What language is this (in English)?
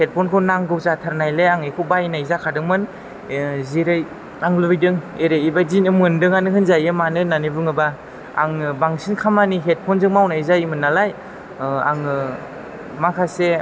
Bodo